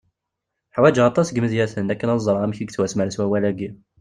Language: Kabyle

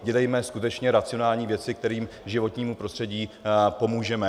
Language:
Czech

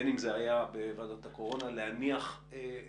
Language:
Hebrew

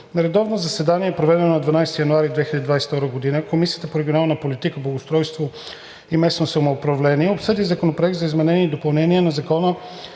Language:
Bulgarian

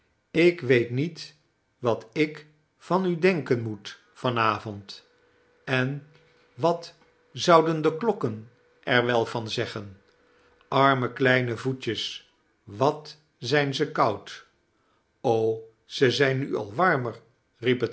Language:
Dutch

